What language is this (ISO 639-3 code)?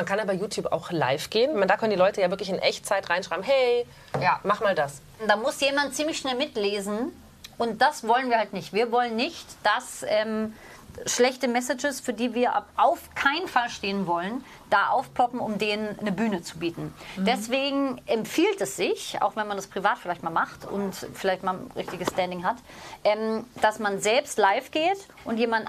deu